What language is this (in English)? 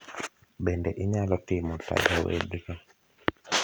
Luo (Kenya and Tanzania)